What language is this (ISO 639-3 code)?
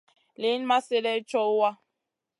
mcn